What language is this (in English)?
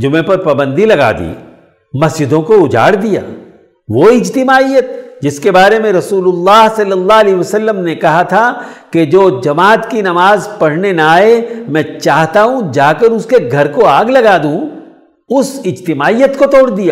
Urdu